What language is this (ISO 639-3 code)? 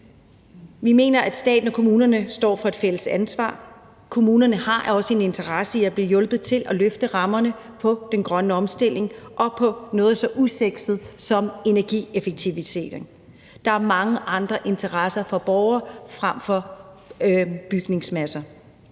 dan